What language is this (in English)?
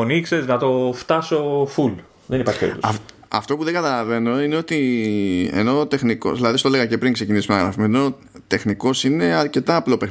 Greek